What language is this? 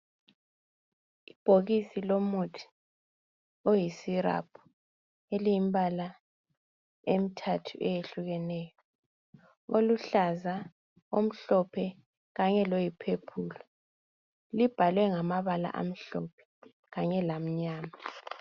North Ndebele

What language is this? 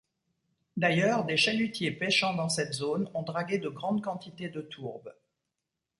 French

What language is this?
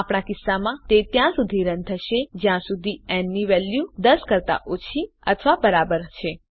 Gujarati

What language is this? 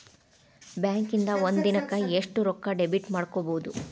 Kannada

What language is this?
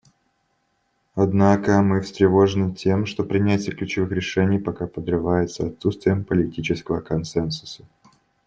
Russian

